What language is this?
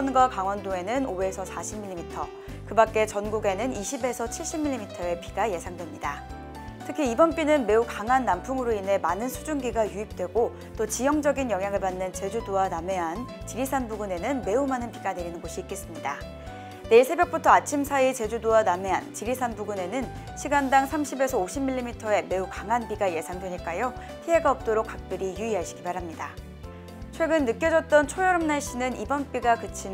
Korean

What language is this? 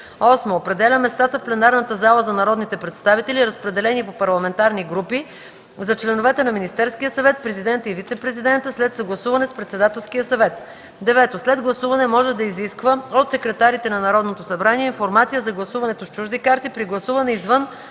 Bulgarian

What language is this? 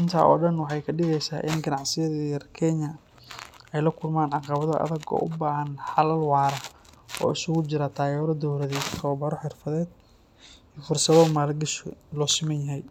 Somali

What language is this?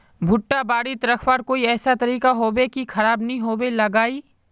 Magahi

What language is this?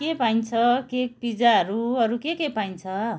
Nepali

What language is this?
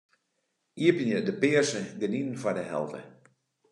Western Frisian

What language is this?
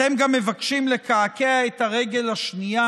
Hebrew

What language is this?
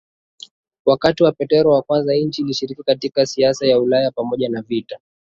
Swahili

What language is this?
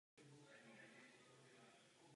Czech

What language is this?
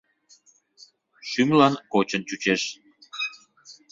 Mari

